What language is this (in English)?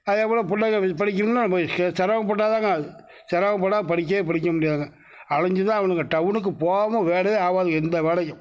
Tamil